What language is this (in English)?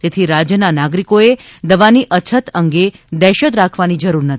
Gujarati